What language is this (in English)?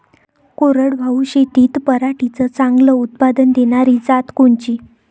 Marathi